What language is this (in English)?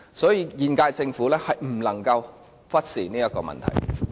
Cantonese